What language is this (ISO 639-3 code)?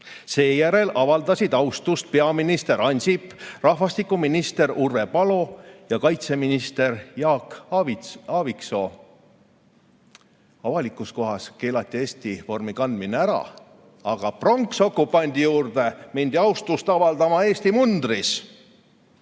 est